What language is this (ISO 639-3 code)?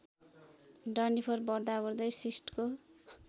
nep